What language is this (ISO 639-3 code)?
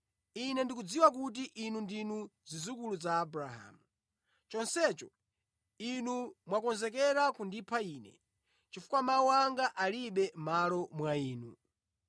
nya